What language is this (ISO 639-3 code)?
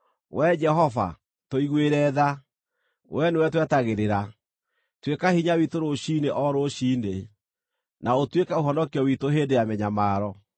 kik